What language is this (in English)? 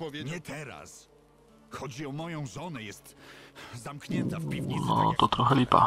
Polish